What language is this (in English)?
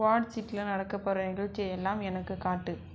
Tamil